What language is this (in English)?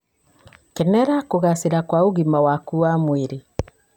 Kikuyu